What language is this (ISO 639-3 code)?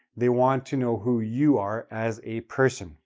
eng